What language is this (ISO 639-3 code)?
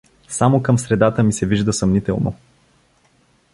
bul